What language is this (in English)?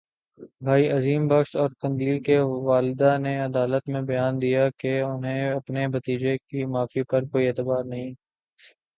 Urdu